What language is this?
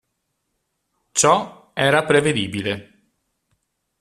Italian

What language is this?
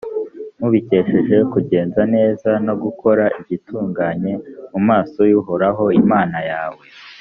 Kinyarwanda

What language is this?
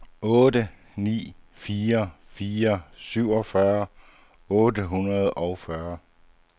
Danish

